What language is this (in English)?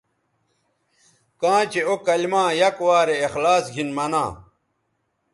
Bateri